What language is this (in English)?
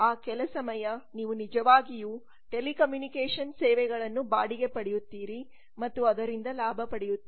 Kannada